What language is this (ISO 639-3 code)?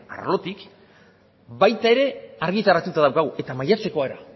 eus